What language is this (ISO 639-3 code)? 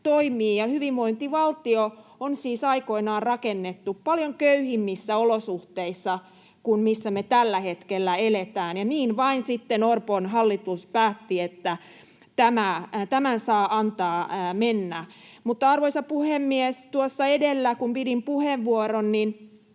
fin